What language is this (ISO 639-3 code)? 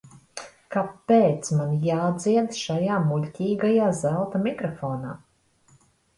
lav